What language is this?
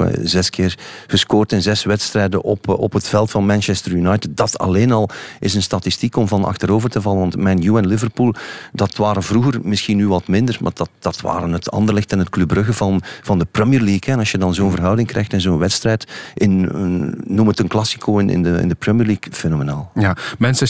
Dutch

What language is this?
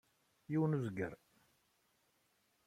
Kabyle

